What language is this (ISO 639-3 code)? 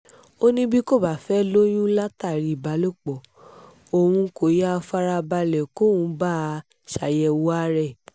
yor